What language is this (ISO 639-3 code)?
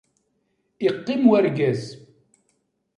kab